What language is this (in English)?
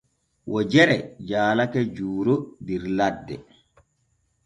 Borgu Fulfulde